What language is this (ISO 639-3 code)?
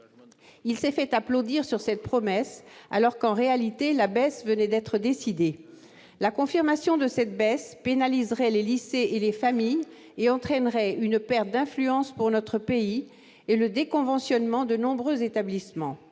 fra